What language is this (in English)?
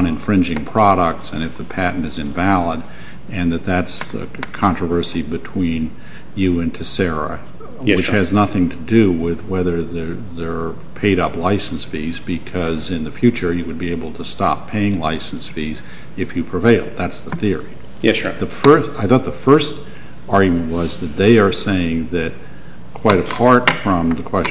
English